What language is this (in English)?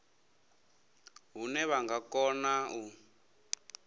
Venda